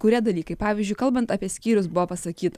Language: Lithuanian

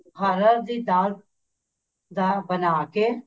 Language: Punjabi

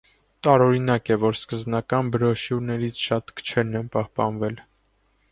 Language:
Armenian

